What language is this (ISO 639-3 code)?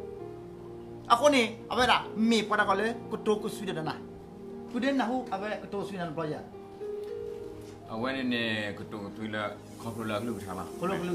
tha